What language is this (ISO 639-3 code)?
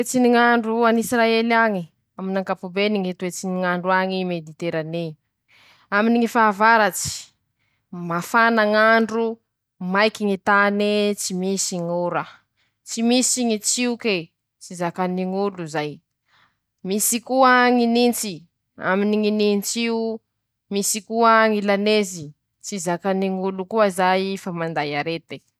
msh